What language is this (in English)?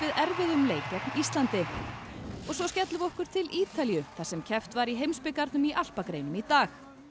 Icelandic